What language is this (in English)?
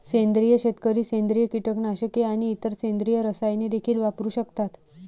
Marathi